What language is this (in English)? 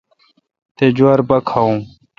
Kalkoti